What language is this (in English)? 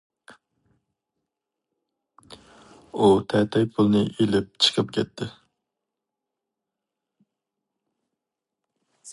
Uyghur